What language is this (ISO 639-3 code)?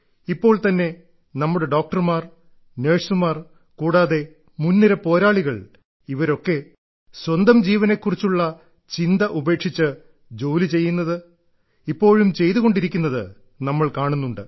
mal